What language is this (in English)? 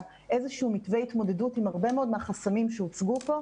Hebrew